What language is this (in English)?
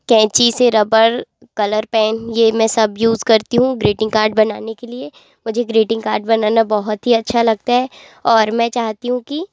Hindi